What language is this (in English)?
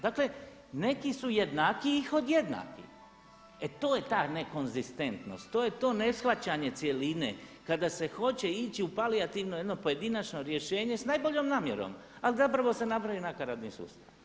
Croatian